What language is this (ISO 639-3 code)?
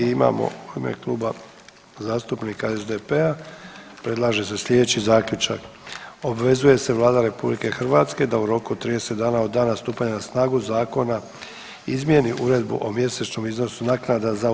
hrv